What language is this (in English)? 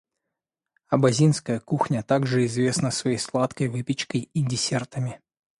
Russian